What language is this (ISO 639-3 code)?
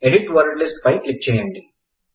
tel